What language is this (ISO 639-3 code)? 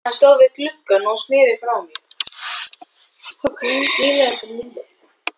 isl